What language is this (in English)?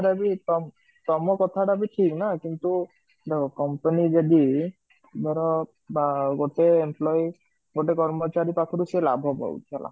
Odia